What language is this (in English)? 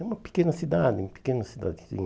Portuguese